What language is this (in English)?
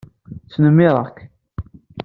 Kabyle